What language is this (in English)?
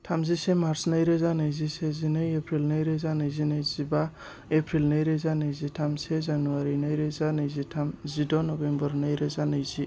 Bodo